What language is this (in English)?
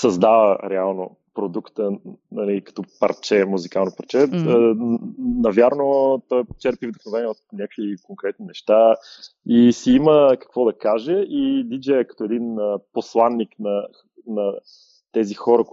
Bulgarian